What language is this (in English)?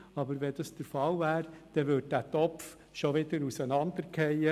Swiss German